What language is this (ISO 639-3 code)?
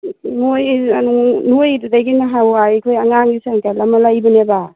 mni